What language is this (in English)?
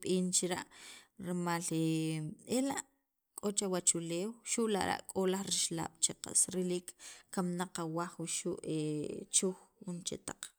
Sacapulteco